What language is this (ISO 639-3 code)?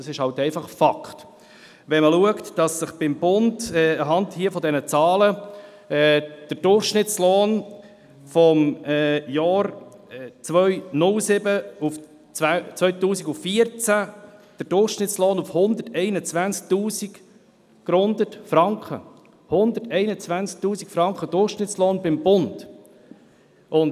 gsw